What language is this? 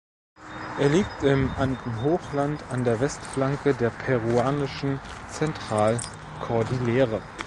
German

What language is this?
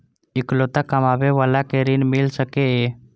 Maithili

